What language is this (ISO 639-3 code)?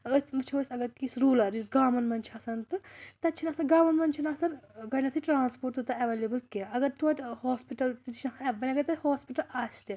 kas